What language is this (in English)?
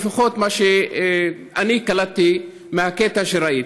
Hebrew